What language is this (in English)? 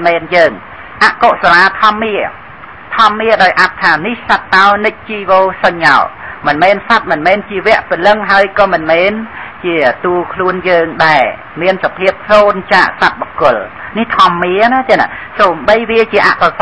Thai